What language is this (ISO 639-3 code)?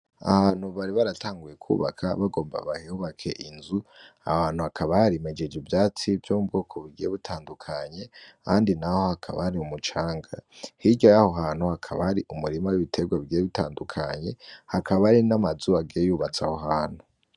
run